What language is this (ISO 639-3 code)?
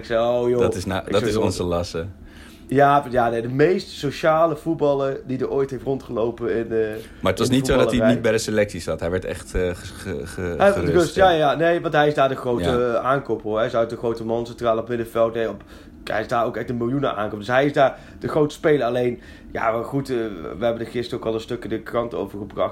nld